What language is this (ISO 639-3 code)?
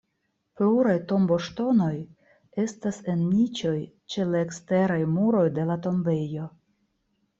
epo